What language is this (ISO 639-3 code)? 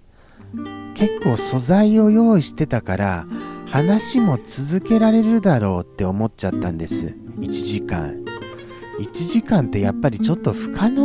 jpn